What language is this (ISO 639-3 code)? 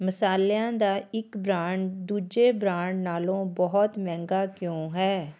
pan